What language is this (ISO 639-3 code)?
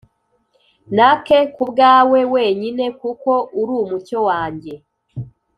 kin